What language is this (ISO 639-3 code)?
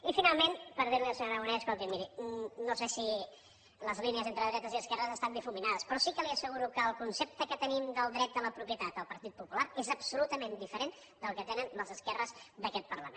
cat